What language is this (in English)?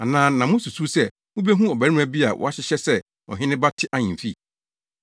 Akan